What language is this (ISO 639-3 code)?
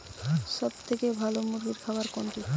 ben